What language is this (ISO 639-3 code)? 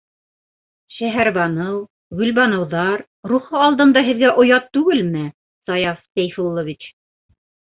bak